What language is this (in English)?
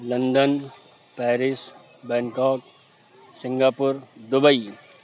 Urdu